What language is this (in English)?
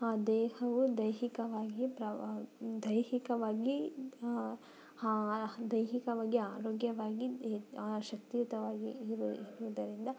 Kannada